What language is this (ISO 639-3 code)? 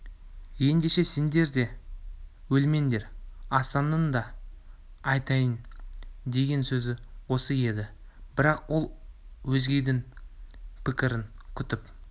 kaz